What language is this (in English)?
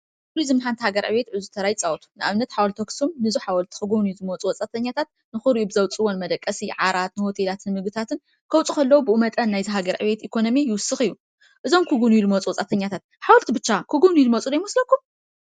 Tigrinya